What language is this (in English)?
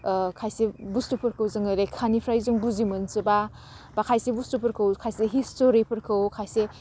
Bodo